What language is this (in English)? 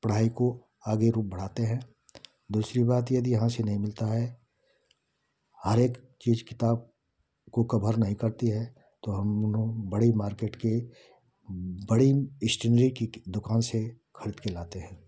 Hindi